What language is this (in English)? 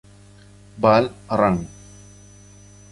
Italian